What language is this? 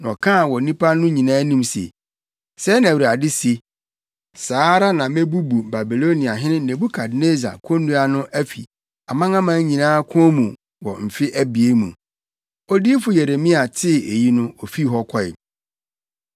Akan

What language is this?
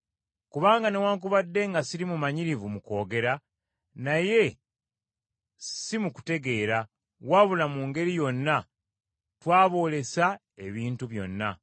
Ganda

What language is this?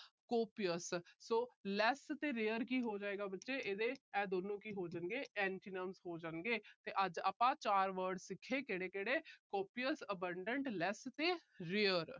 Punjabi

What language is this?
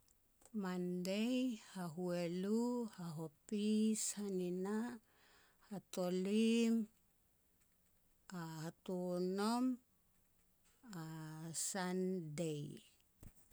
Petats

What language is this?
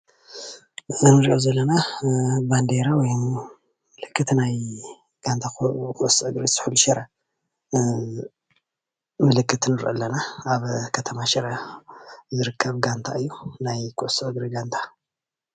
Tigrinya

